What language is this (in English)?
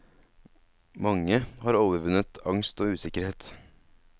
Norwegian